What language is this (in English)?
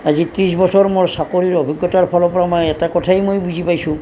Assamese